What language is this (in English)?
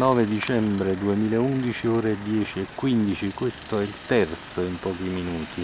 Italian